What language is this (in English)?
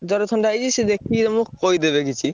Odia